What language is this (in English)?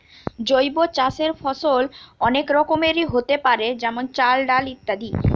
Bangla